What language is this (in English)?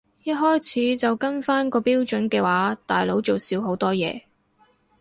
Cantonese